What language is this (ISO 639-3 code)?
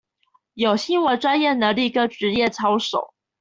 zho